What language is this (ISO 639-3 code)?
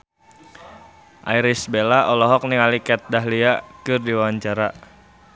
sun